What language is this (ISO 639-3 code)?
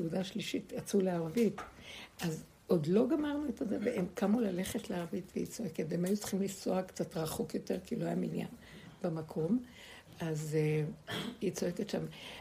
heb